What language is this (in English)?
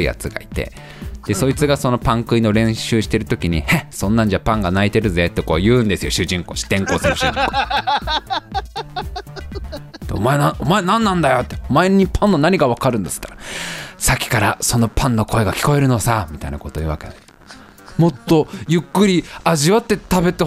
Japanese